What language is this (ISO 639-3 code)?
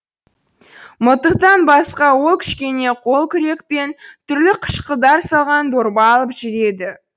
kaz